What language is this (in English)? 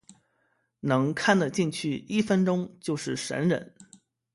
Chinese